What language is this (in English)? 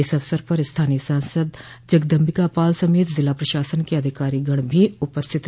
Hindi